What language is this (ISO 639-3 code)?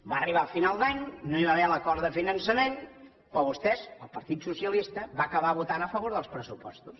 cat